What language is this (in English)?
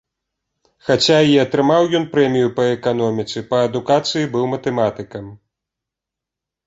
Belarusian